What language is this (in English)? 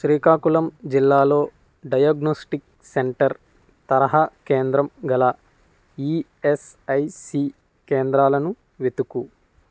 Telugu